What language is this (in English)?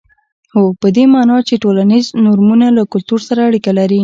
Pashto